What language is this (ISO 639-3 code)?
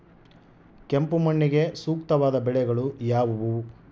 kan